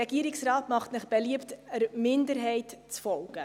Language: Swiss German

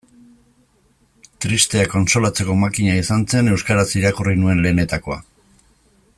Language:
Basque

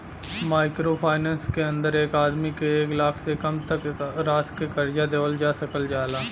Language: Bhojpuri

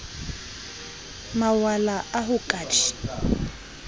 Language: Southern Sotho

